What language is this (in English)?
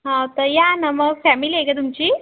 Marathi